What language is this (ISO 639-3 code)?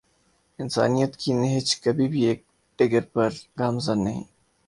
urd